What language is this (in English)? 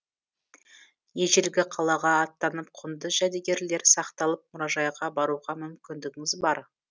Kazakh